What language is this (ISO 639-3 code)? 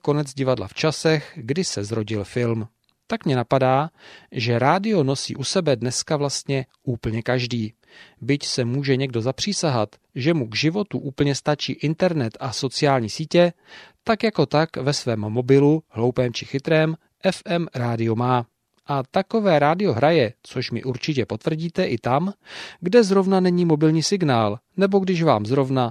ces